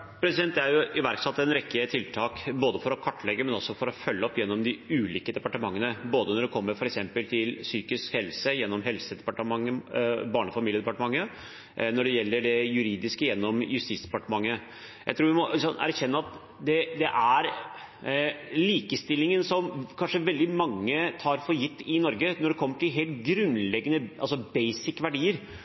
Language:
Norwegian Bokmål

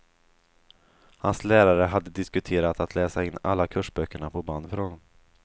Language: Swedish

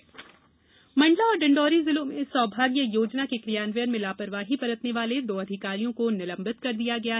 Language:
Hindi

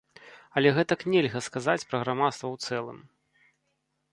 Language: Belarusian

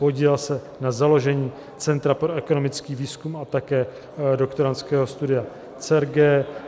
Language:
Czech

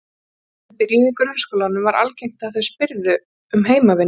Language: Icelandic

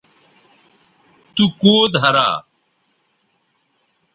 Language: Bateri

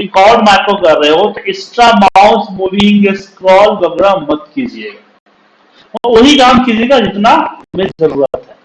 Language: Hindi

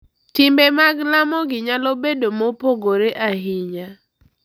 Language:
Luo (Kenya and Tanzania)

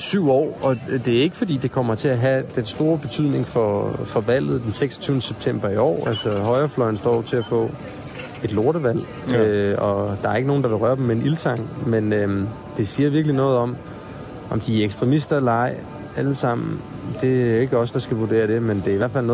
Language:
Danish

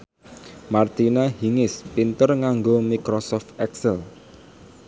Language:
Javanese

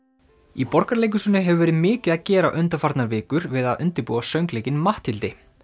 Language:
Icelandic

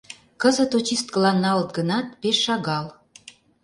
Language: Mari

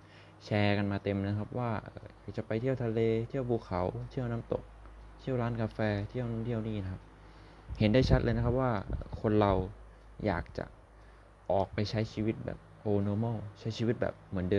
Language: Thai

